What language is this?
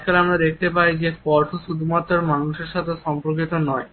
Bangla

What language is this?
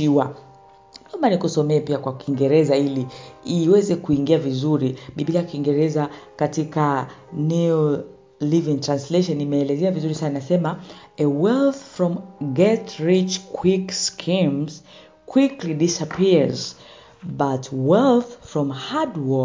Swahili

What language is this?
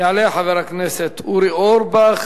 Hebrew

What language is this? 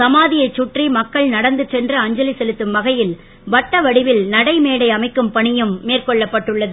Tamil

